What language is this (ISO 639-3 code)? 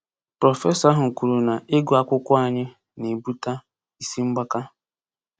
ibo